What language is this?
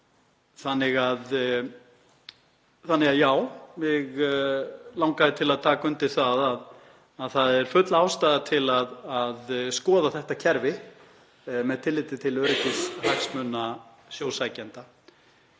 Icelandic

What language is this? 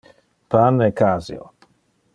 Interlingua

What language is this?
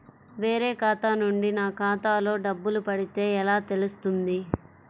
Telugu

